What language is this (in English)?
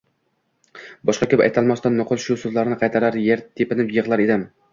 Uzbek